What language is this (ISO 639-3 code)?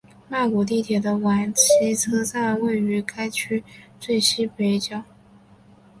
zho